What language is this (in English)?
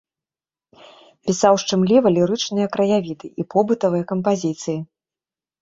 Belarusian